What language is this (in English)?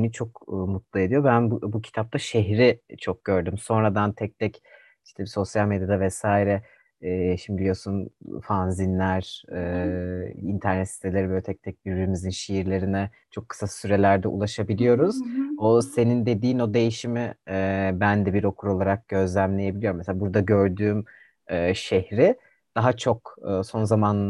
Turkish